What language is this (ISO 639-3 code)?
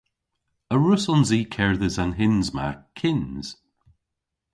cor